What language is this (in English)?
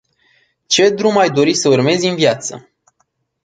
Romanian